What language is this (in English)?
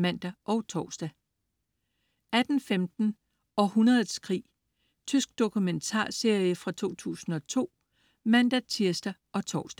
Danish